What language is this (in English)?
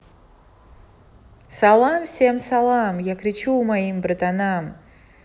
Russian